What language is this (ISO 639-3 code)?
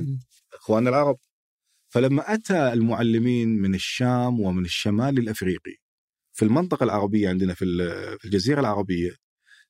ara